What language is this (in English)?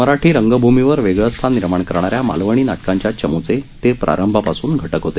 Marathi